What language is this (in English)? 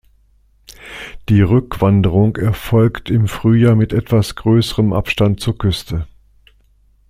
German